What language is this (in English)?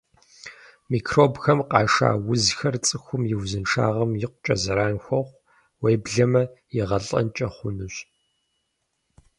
Kabardian